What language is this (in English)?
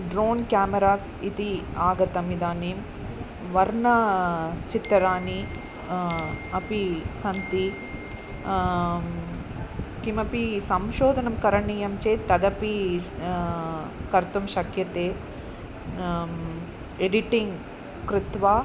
Sanskrit